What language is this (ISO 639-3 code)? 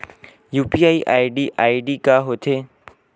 hne